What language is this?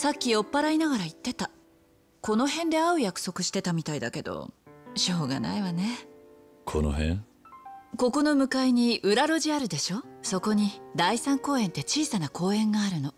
Japanese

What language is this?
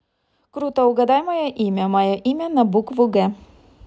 Russian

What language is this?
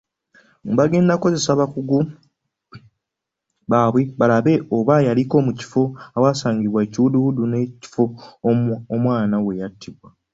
Ganda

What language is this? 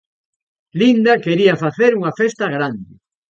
Galician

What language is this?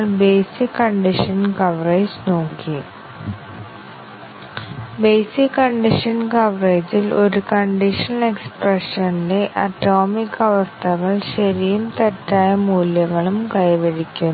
Malayalam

